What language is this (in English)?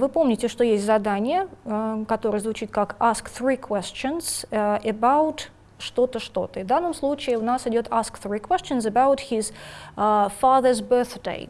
Russian